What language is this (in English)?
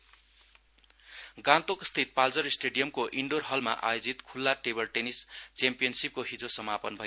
Nepali